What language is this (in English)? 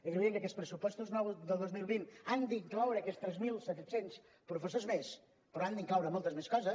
Catalan